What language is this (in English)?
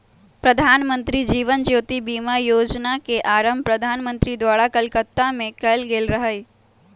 Magahi